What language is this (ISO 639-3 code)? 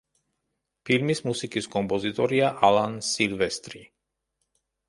kat